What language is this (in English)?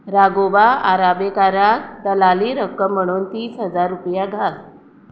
Konkani